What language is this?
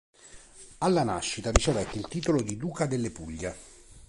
Italian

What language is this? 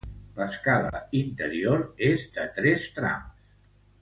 Catalan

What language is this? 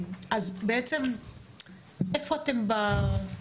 Hebrew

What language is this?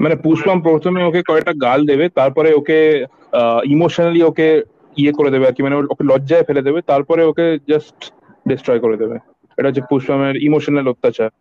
Bangla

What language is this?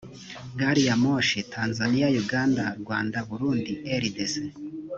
Kinyarwanda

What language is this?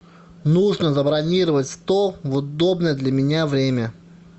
Russian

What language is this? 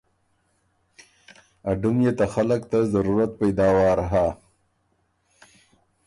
Ormuri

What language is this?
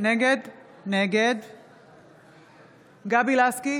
Hebrew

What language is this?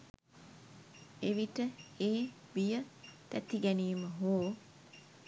Sinhala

